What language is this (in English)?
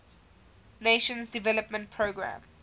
English